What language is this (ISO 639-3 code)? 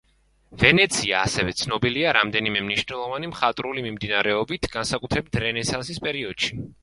kat